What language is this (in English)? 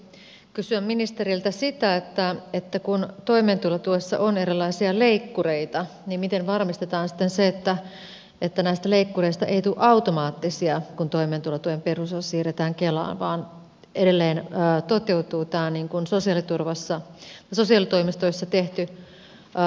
Finnish